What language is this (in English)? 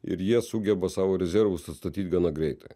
Lithuanian